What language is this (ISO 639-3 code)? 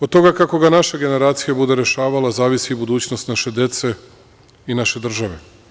srp